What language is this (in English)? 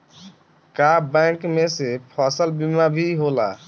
Bhojpuri